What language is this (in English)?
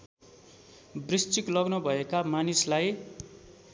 Nepali